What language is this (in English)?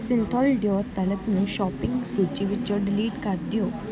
Punjabi